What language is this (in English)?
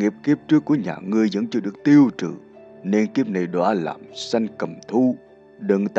Vietnamese